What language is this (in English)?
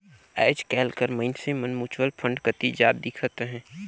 Chhattisgarhi